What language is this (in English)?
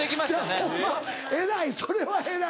Japanese